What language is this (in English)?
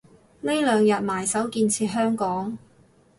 Cantonese